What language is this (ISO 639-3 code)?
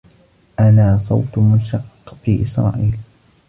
ara